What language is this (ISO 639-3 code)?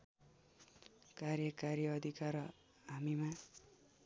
nep